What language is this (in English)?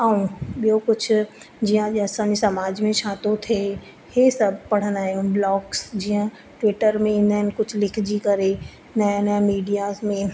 Sindhi